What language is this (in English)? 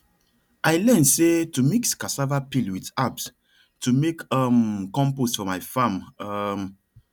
Nigerian Pidgin